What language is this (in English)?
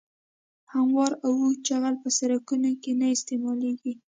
Pashto